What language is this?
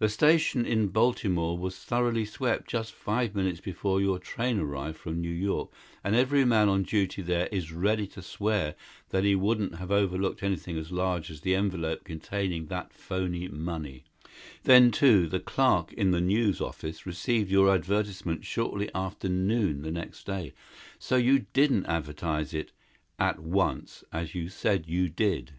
English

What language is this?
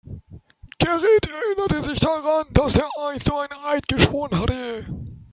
German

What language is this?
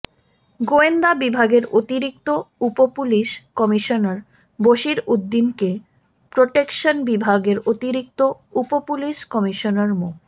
Bangla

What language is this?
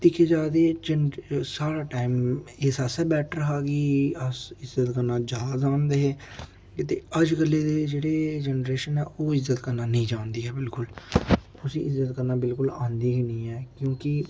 Dogri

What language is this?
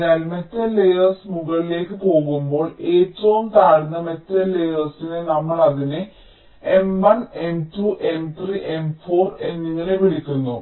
Malayalam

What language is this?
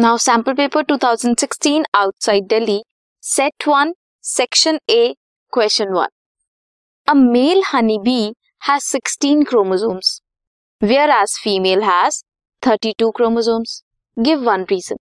Hindi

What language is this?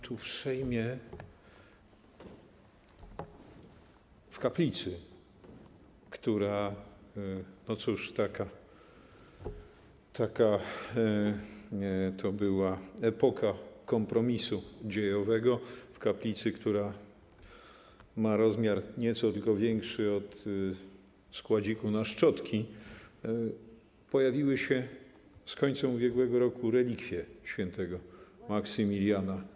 Polish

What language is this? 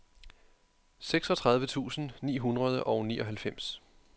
Danish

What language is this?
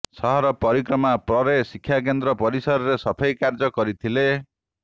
Odia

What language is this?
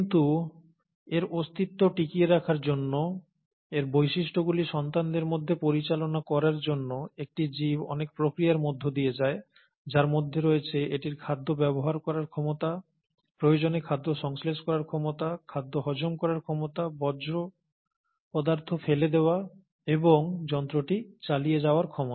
Bangla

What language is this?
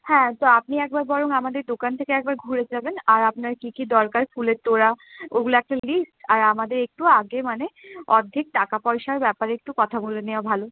Bangla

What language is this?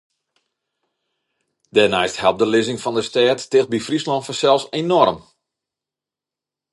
Western Frisian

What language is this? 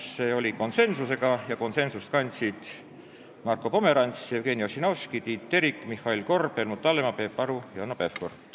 Estonian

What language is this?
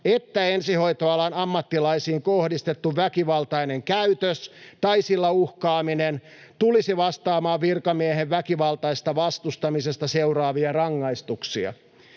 Finnish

